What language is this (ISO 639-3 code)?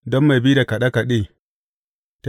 hau